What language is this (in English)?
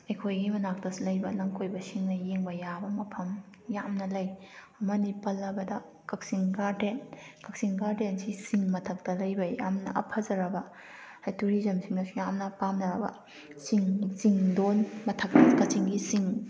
Manipuri